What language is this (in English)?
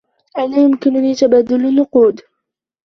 Arabic